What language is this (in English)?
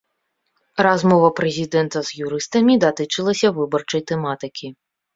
Belarusian